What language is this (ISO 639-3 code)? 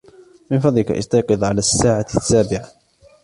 ara